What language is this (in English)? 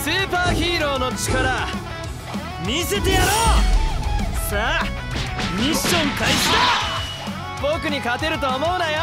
Japanese